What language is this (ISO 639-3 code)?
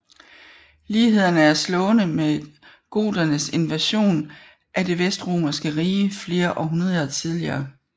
dan